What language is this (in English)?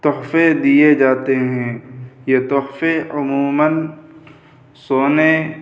Urdu